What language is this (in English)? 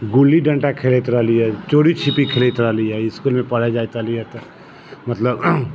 Maithili